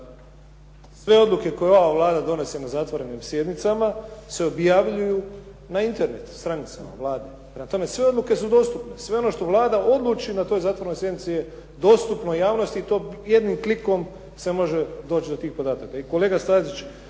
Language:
Croatian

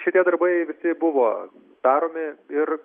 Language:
Lithuanian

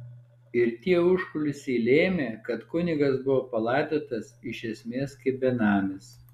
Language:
Lithuanian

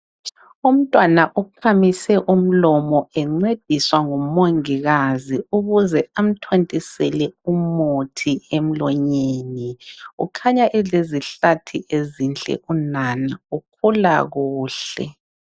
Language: North Ndebele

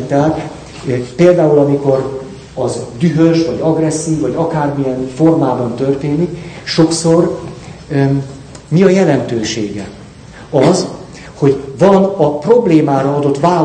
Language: Hungarian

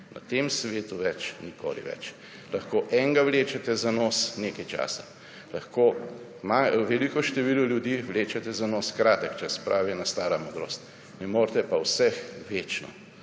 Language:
Slovenian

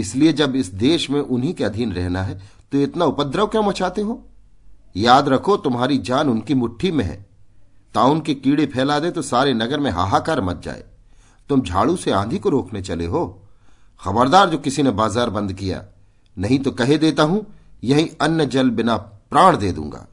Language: Hindi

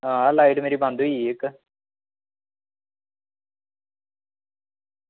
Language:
Dogri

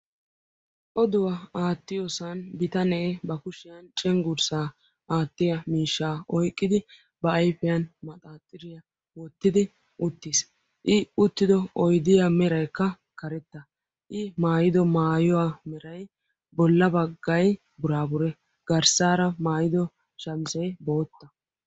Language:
Wolaytta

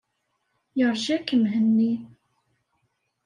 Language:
Kabyle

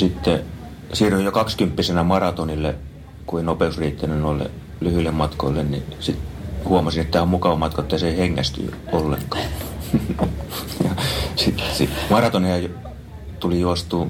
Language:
Finnish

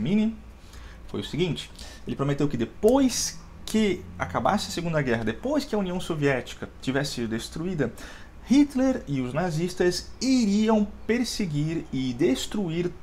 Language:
Portuguese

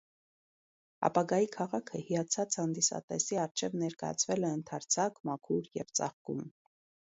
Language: Armenian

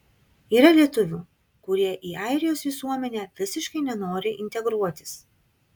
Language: Lithuanian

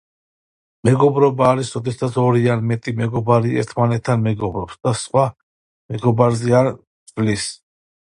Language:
Georgian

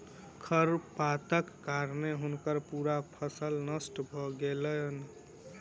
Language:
Maithili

